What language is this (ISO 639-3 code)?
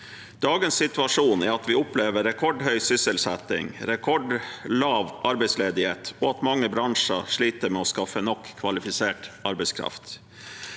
nor